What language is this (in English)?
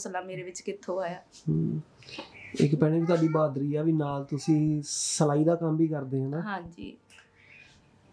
Punjabi